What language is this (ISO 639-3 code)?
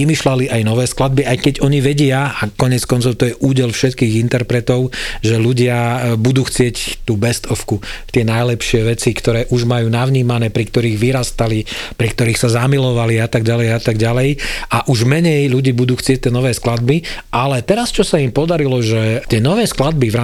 slk